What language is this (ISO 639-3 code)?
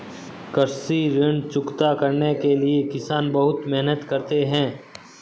hin